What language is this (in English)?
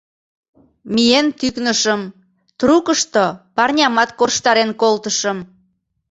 Mari